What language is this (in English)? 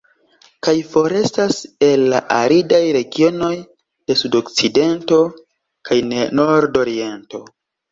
Esperanto